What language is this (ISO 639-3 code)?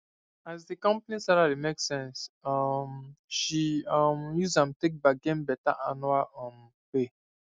pcm